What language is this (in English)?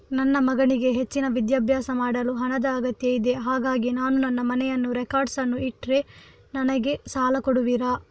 Kannada